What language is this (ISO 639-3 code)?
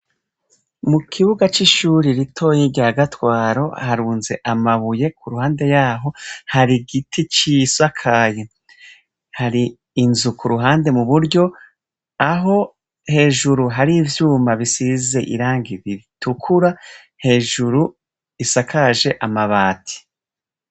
run